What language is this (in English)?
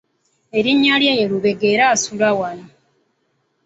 Ganda